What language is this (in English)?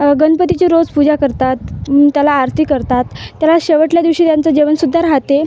Marathi